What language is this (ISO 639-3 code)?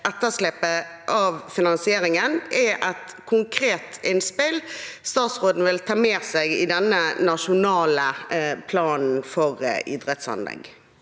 nor